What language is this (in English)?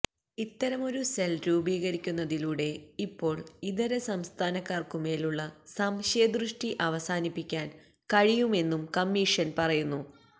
Malayalam